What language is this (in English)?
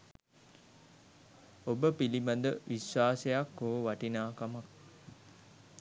Sinhala